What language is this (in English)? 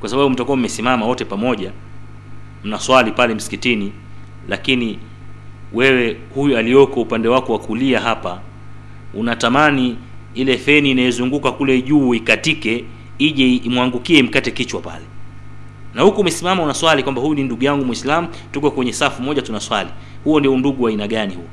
Swahili